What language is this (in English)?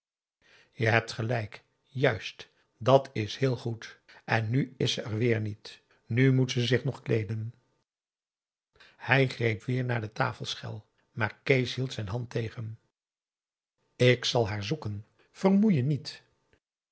Dutch